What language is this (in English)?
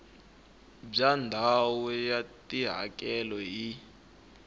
Tsonga